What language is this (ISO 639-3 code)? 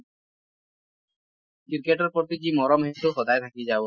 asm